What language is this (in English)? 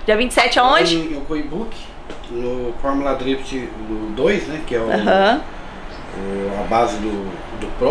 Portuguese